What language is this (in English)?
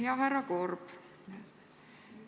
Estonian